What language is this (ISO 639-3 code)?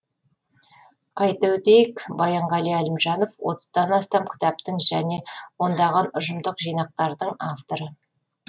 kaz